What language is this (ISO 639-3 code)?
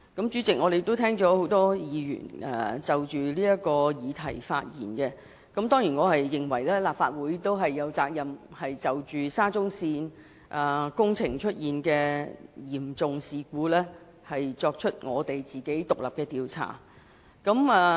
yue